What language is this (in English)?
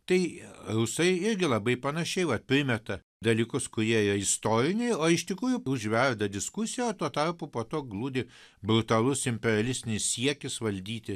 Lithuanian